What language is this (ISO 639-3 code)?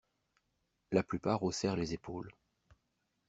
fra